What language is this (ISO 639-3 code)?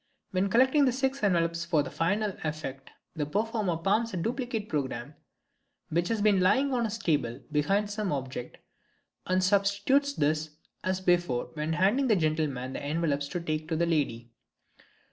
eng